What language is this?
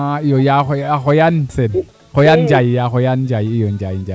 Serer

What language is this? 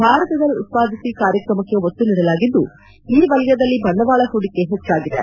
Kannada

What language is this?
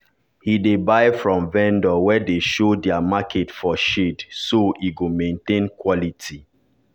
Nigerian Pidgin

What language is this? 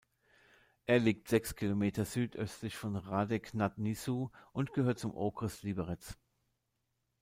German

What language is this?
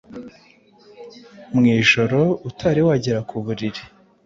Kinyarwanda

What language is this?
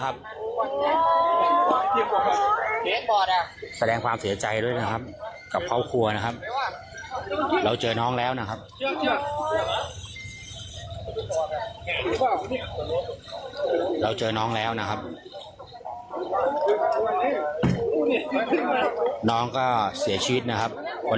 Thai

